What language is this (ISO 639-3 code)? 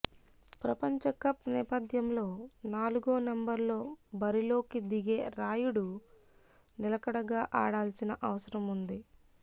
tel